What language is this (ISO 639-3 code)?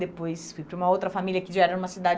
por